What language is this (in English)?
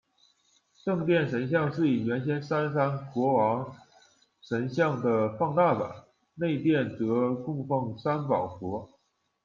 Chinese